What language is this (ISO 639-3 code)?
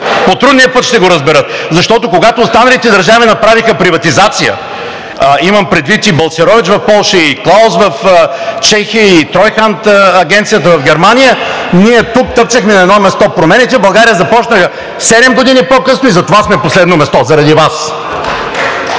bul